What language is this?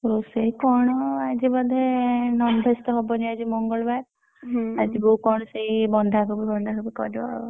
Odia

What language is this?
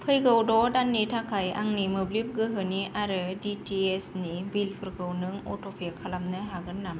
Bodo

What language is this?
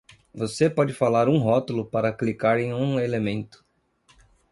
Portuguese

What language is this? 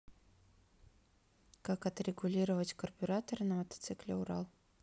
Russian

